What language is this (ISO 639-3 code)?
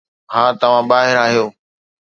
snd